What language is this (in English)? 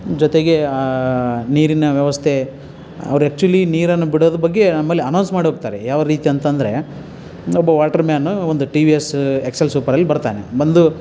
Kannada